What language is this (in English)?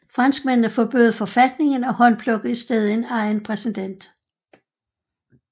Danish